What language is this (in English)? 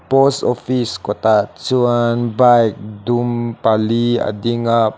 Mizo